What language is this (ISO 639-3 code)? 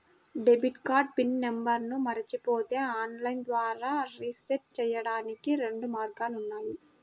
tel